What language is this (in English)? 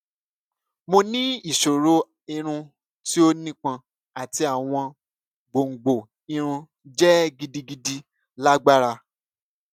Yoruba